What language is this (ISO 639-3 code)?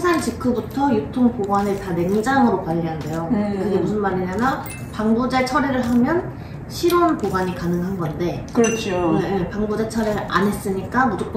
kor